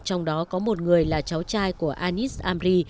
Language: Vietnamese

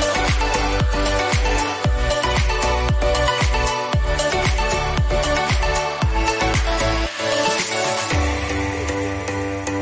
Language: Arabic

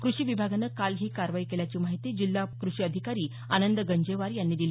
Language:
Marathi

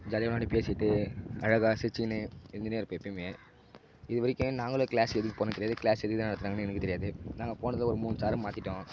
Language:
Tamil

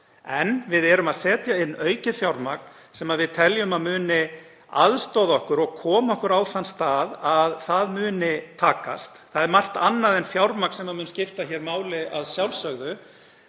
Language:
Icelandic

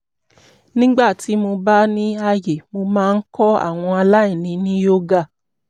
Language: Yoruba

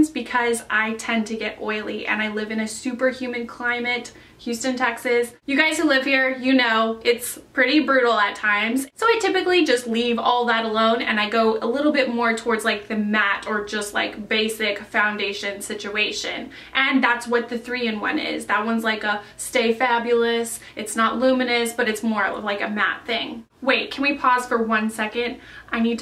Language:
English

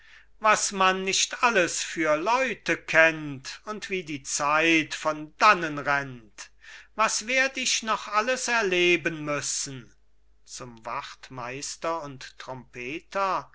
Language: German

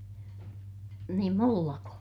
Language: Finnish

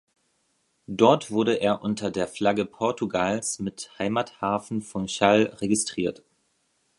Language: German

